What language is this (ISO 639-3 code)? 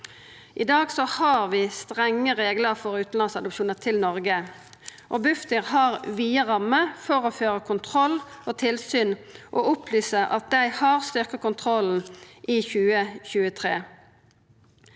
nor